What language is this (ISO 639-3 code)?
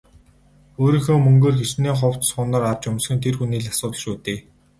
mon